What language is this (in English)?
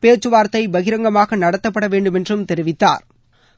Tamil